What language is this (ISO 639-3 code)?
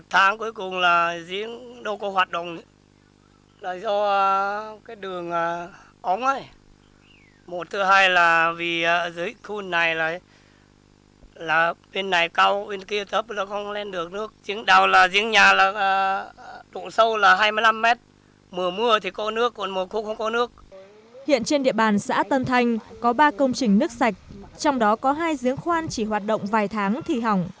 vie